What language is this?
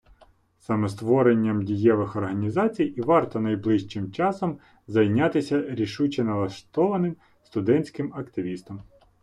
Ukrainian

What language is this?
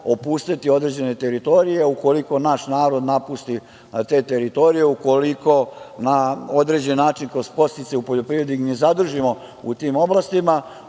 Serbian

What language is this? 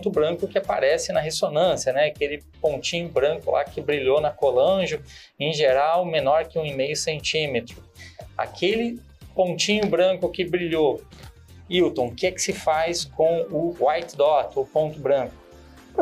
Portuguese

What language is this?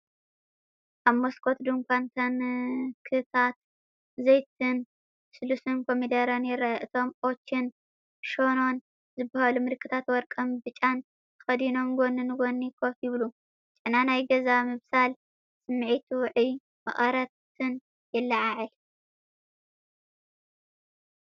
Tigrinya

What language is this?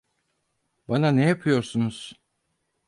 Turkish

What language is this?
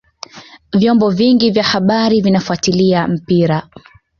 Swahili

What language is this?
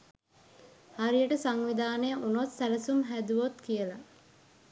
Sinhala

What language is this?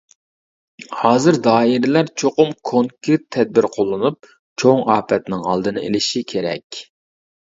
Uyghur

